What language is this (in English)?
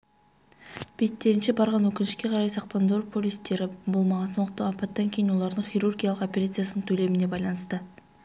Kazakh